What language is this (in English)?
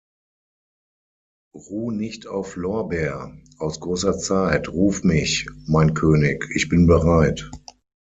German